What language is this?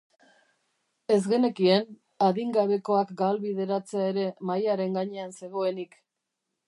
Basque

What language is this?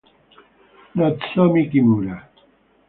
Italian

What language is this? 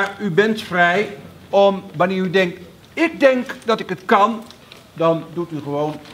Dutch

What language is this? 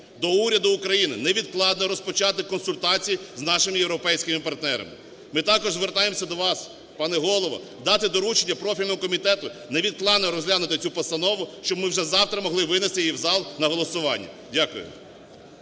Ukrainian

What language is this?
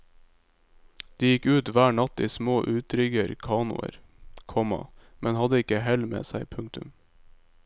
Norwegian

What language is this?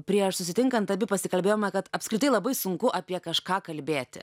Lithuanian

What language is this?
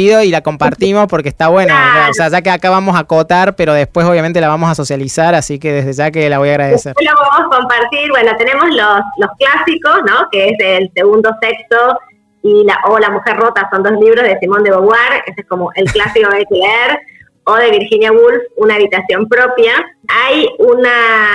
Spanish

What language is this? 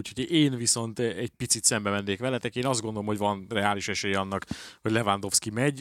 Hungarian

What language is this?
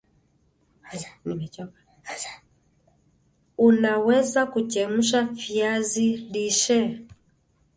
Swahili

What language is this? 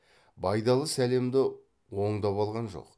Kazakh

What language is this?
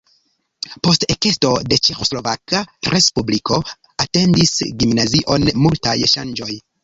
Esperanto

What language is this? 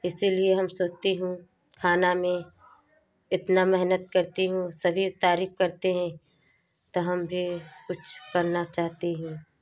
Hindi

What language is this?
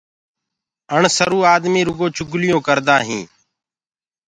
Gurgula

